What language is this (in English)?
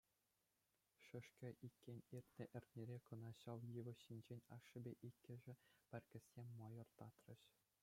Chuvash